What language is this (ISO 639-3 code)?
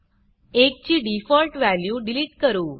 mar